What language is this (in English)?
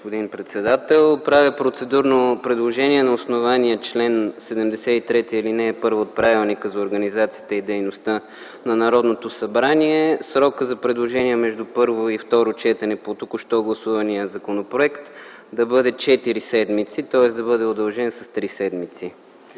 Bulgarian